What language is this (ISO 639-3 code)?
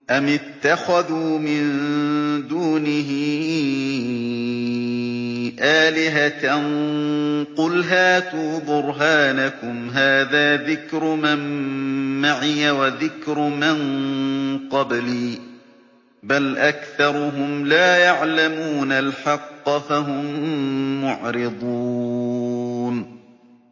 ara